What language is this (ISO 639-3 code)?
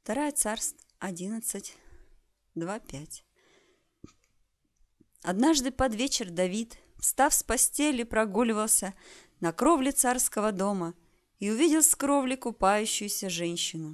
rus